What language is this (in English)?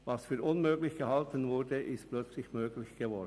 Swiss German